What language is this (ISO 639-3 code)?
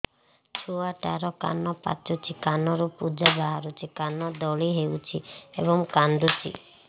ori